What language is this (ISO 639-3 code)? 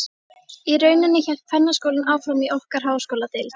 isl